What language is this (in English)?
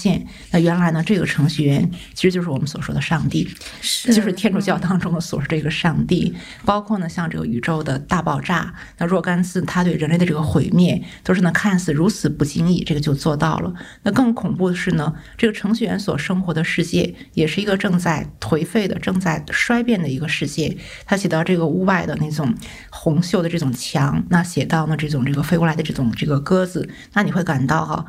Chinese